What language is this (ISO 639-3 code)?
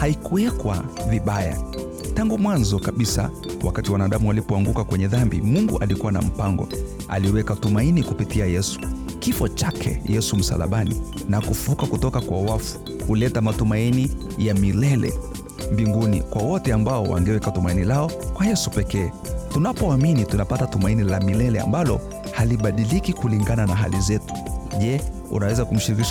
swa